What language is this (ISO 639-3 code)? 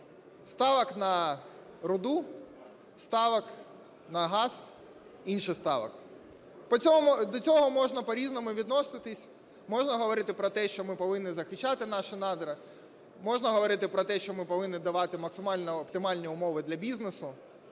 ukr